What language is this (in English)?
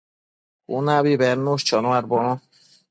Matsés